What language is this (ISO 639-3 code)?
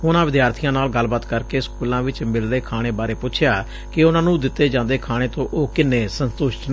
pan